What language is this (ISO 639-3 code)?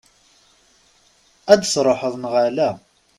kab